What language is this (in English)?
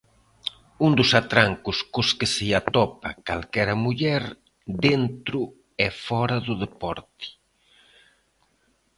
Galician